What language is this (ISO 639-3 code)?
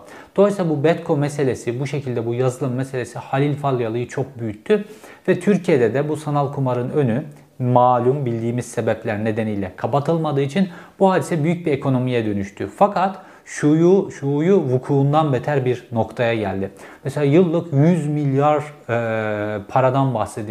tur